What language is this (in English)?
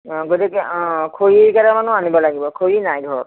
Assamese